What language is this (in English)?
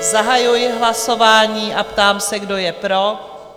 Czech